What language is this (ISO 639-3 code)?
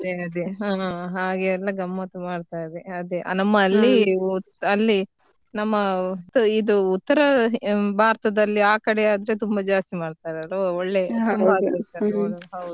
kan